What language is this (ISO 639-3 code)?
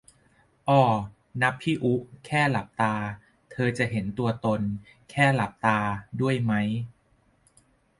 tha